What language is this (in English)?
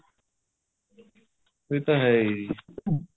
Punjabi